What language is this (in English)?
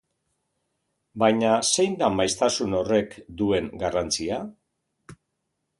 Basque